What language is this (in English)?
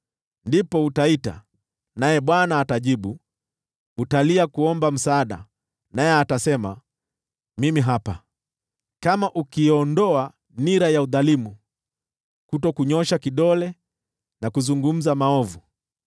Swahili